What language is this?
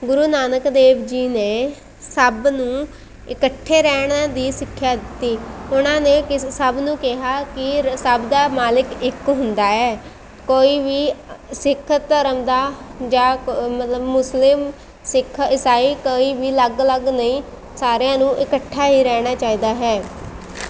Punjabi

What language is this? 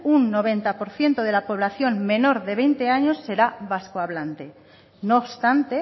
Spanish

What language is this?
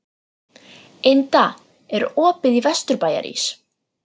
Icelandic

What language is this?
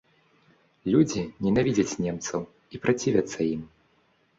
Belarusian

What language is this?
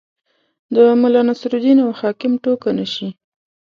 Pashto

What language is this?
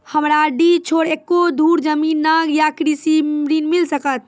Maithili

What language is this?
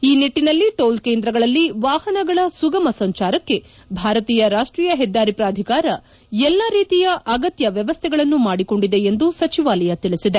Kannada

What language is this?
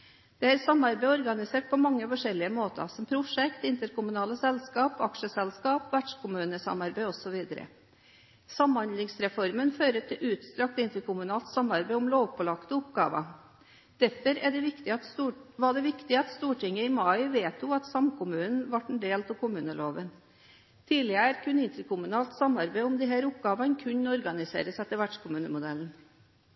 Norwegian Bokmål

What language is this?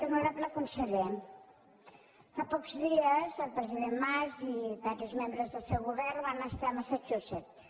Catalan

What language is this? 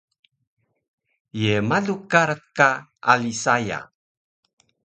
Taroko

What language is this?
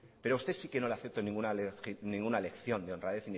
Spanish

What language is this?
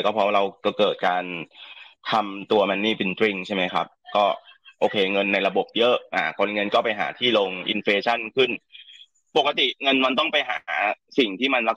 Thai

